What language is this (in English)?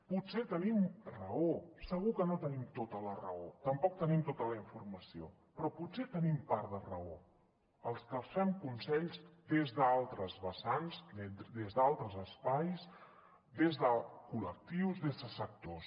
Catalan